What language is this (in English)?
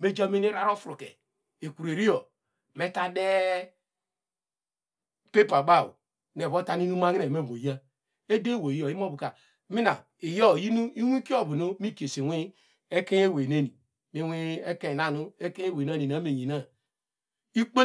Degema